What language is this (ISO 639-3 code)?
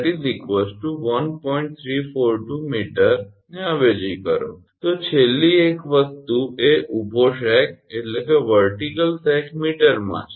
guj